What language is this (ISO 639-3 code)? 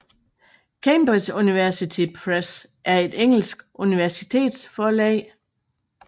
dan